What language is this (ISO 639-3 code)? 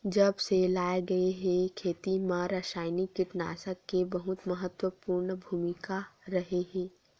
hne